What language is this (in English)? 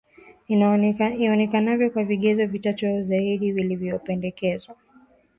Swahili